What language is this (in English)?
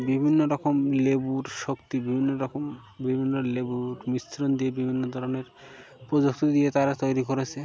Bangla